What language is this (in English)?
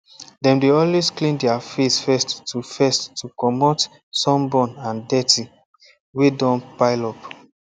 Nigerian Pidgin